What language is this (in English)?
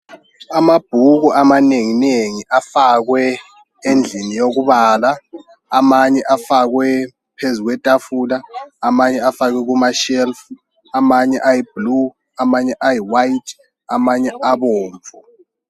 North Ndebele